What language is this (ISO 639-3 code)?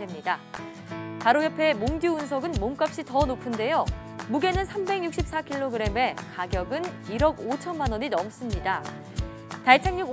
kor